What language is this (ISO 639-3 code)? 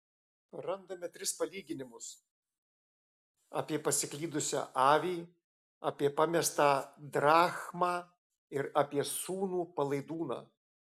lit